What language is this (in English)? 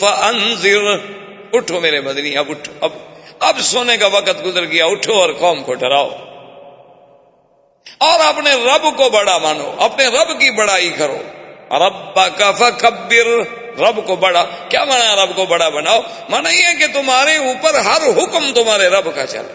Urdu